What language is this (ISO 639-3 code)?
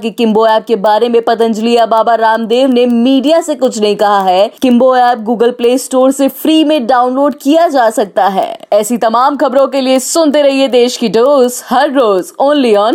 hin